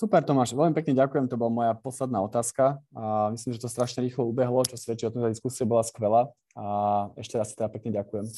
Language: Slovak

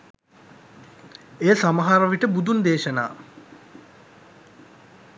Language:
Sinhala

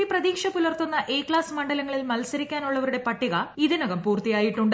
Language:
Malayalam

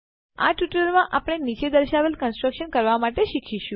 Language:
Gujarati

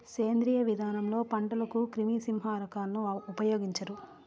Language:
Telugu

